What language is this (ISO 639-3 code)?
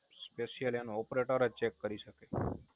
guj